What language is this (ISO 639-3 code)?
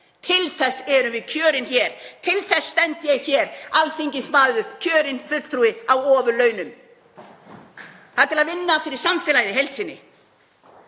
isl